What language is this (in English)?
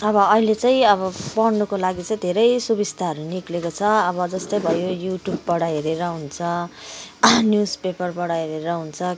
Nepali